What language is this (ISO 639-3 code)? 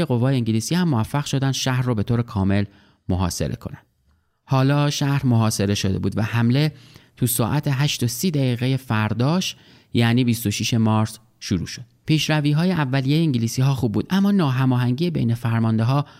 fas